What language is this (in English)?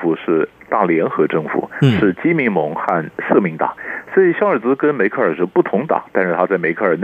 Chinese